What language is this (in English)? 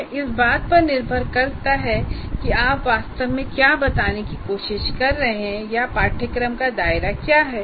Hindi